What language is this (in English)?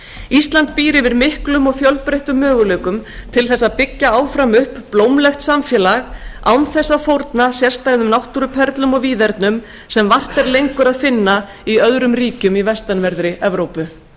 Icelandic